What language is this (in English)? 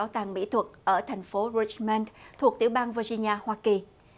Vietnamese